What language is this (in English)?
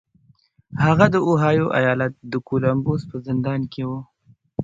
Pashto